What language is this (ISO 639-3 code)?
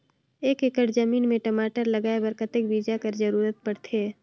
hne